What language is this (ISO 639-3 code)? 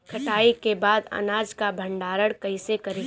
bho